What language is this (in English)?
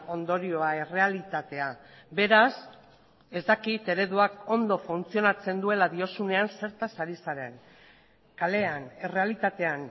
Basque